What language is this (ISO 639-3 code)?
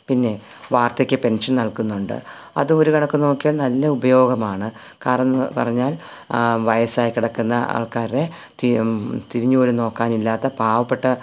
mal